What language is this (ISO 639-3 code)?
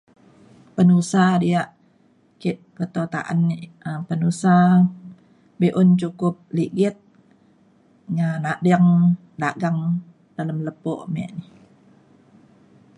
xkl